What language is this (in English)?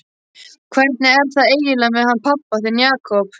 Icelandic